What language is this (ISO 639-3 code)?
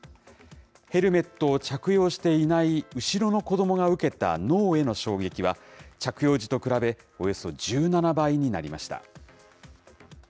jpn